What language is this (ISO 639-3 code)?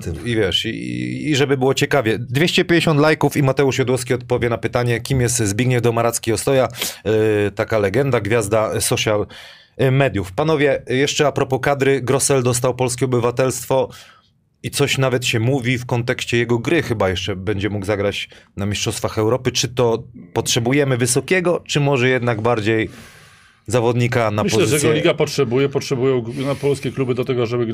pol